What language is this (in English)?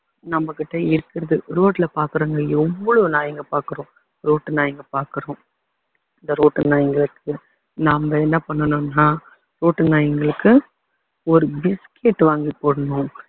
Tamil